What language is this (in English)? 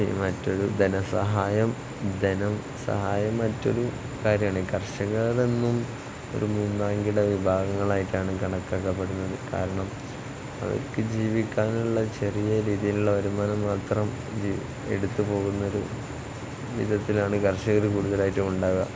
Malayalam